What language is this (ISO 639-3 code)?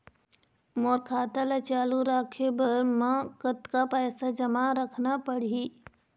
hne